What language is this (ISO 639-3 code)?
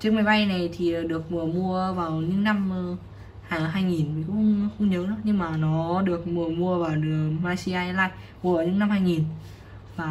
vie